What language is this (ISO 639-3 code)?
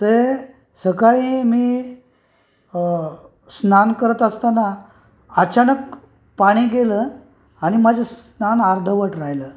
mar